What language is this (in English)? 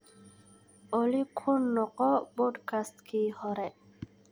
Somali